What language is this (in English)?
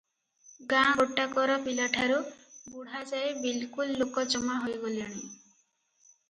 Odia